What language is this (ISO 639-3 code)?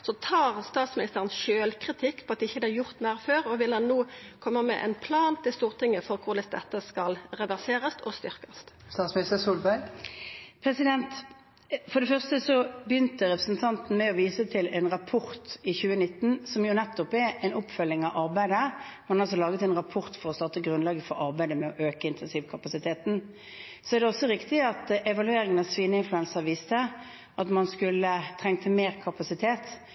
nor